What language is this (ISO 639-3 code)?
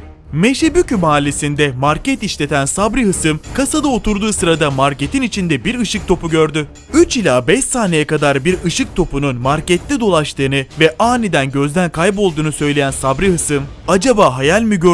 tur